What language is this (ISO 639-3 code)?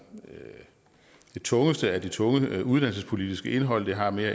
dan